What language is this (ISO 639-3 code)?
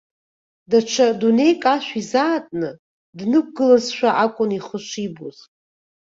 abk